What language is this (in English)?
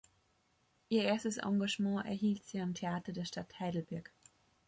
German